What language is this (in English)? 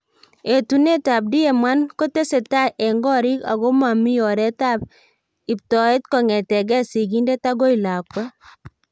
Kalenjin